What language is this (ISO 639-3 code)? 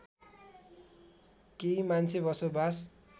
nep